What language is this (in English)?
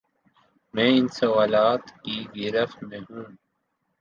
Urdu